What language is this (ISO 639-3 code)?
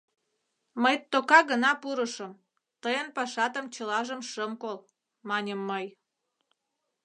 chm